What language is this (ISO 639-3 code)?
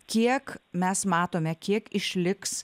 lit